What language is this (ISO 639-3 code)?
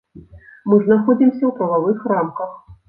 bel